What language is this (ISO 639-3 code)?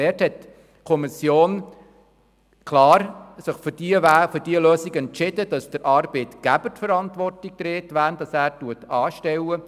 gsw